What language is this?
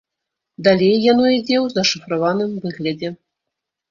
Belarusian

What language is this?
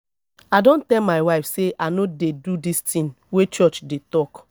Nigerian Pidgin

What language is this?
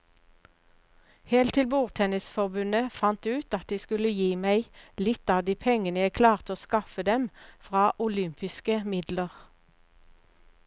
Norwegian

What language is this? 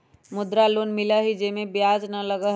Magahi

